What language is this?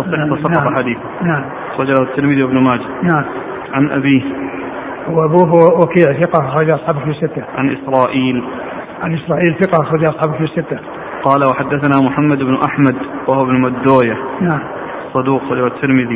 Arabic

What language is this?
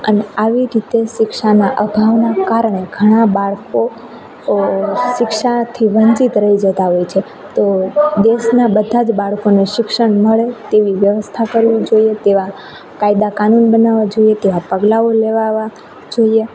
Gujarati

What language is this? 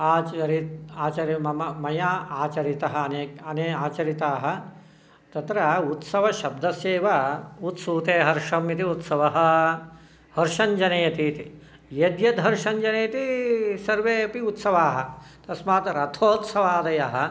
Sanskrit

